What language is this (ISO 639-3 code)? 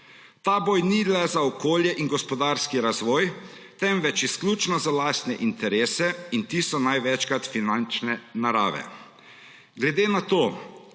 slv